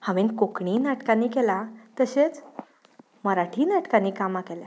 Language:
Konkani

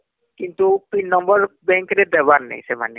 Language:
Odia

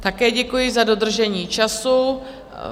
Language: Czech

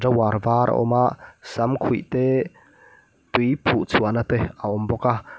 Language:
Mizo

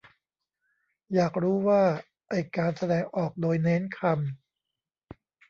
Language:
Thai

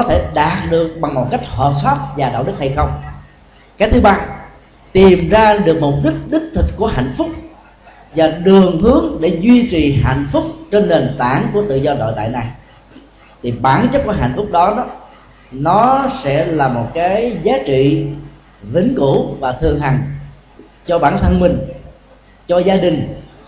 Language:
Vietnamese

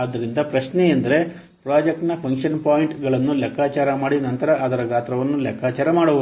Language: Kannada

